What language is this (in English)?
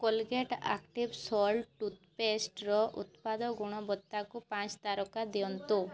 Odia